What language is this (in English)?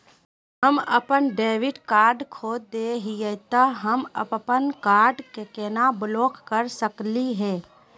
Magahi